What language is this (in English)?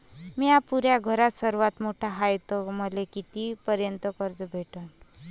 Marathi